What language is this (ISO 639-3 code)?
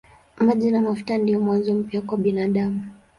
swa